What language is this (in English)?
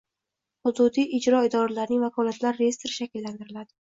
Uzbek